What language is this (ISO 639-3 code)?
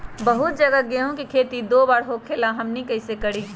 mag